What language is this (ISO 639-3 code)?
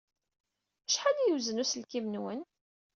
kab